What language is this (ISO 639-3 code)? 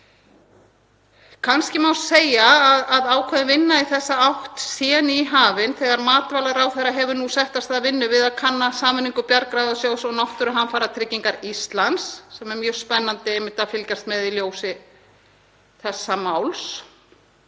isl